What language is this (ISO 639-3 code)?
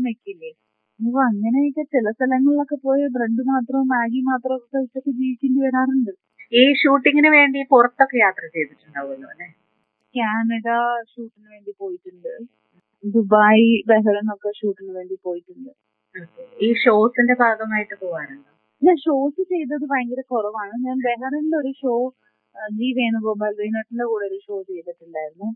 mal